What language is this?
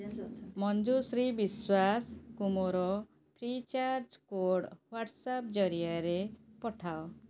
Odia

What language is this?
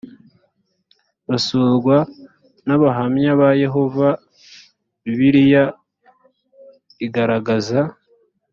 Kinyarwanda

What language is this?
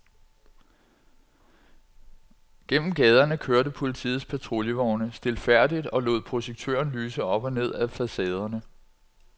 Danish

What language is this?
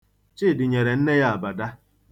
Igbo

